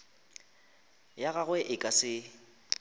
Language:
Northern Sotho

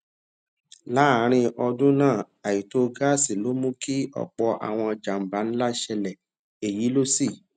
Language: Yoruba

